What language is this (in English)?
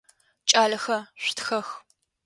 Adyghe